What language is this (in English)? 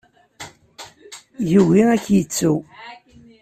Kabyle